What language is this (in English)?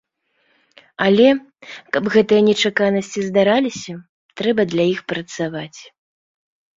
Belarusian